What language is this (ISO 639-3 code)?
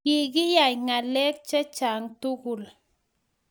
kln